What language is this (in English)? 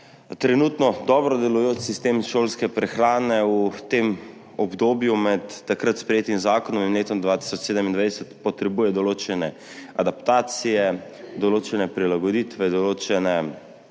Slovenian